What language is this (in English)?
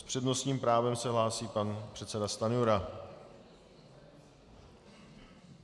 Czech